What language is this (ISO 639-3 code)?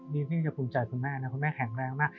tha